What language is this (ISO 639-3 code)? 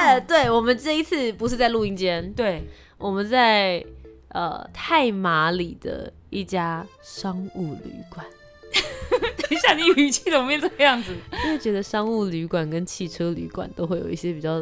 zho